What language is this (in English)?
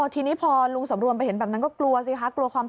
Thai